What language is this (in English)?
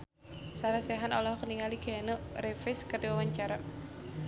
Sundanese